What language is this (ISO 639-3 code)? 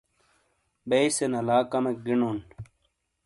scl